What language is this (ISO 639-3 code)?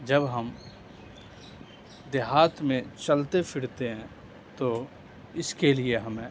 urd